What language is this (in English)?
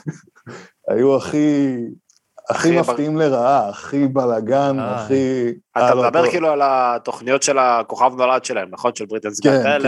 Hebrew